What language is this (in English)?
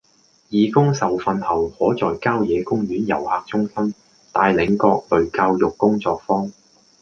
Cantonese